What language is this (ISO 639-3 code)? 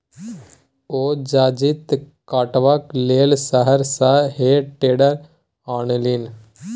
mai